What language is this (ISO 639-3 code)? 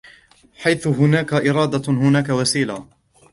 ara